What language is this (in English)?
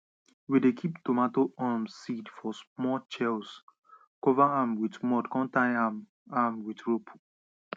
Nigerian Pidgin